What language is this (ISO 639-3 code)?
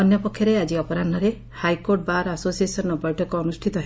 ori